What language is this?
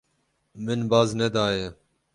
Kurdish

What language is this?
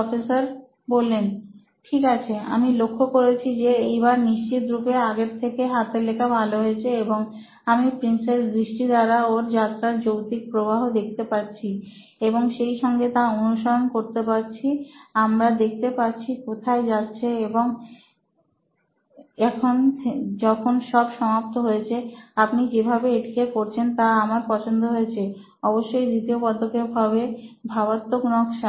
Bangla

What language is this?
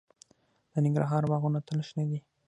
Pashto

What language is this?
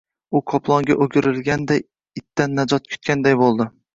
Uzbek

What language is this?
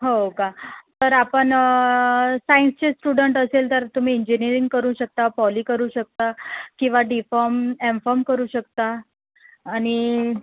Marathi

